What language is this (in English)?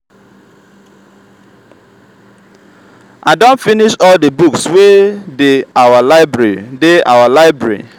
Nigerian Pidgin